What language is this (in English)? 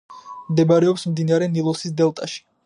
Georgian